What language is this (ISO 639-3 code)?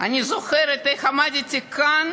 heb